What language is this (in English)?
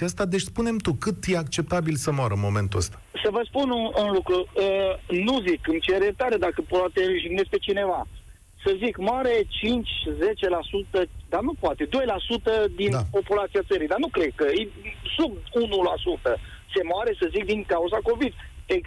Romanian